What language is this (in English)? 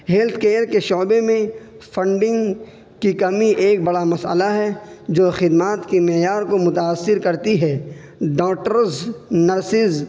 Urdu